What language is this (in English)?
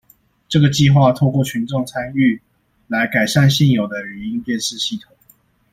Chinese